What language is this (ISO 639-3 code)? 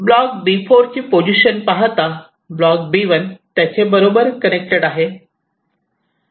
mar